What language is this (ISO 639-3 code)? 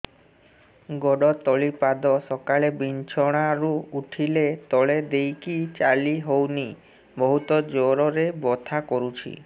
ori